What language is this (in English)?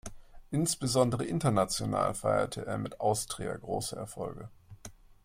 German